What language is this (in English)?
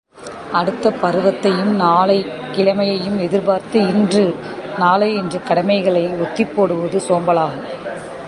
Tamil